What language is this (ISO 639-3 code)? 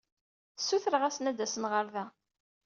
kab